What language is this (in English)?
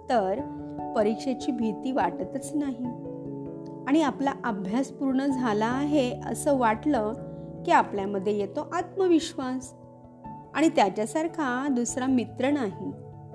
Marathi